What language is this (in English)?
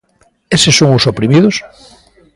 Galician